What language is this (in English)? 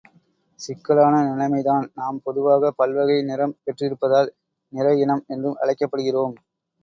Tamil